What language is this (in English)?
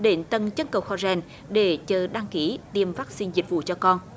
Vietnamese